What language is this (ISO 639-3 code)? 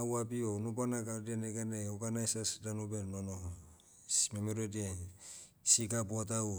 meu